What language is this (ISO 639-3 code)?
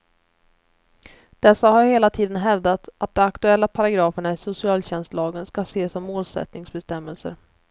swe